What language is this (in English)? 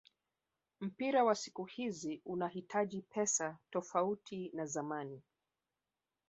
Swahili